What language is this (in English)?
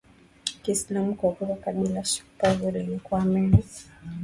Swahili